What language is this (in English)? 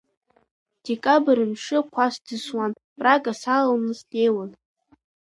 Abkhazian